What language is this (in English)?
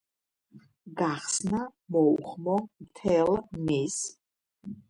Georgian